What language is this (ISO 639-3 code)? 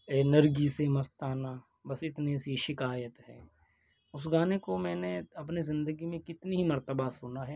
urd